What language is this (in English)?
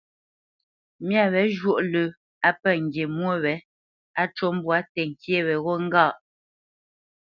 Bamenyam